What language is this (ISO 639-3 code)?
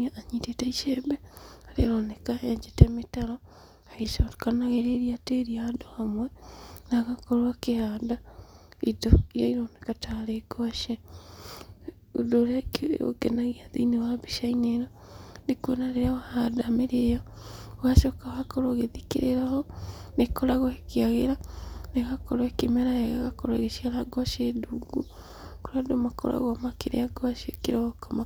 kik